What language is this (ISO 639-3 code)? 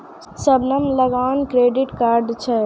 mai